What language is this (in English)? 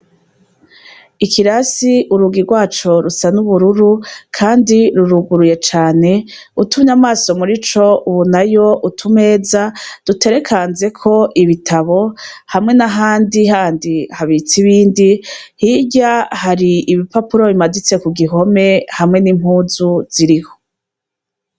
Rundi